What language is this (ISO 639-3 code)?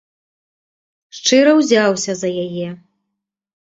bel